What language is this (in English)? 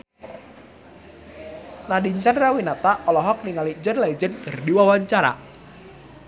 Sundanese